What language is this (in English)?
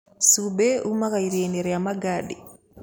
Kikuyu